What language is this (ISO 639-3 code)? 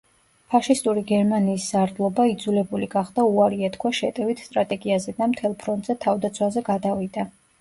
kat